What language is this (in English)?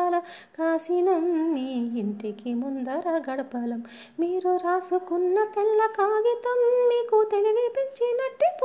Telugu